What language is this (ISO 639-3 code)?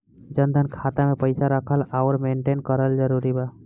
bho